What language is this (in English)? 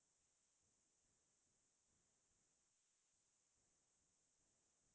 Assamese